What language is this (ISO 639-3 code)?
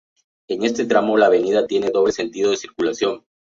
spa